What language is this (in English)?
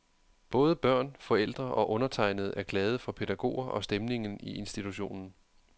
Danish